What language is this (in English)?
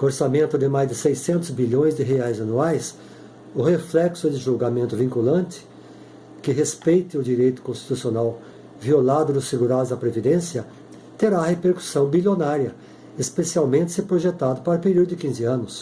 Portuguese